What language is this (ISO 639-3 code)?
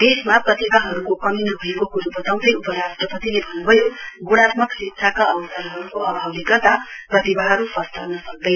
nep